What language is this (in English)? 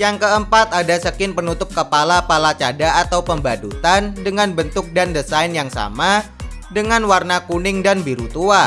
Indonesian